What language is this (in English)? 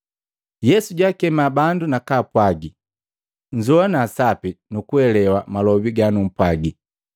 Matengo